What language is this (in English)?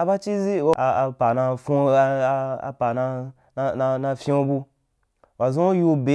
Wapan